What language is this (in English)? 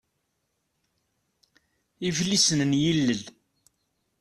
Kabyle